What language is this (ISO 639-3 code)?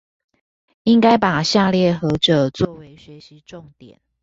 zho